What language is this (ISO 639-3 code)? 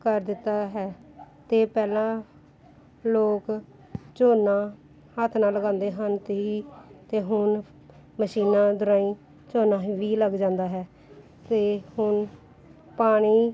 pan